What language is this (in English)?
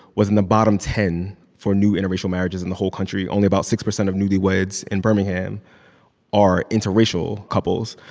English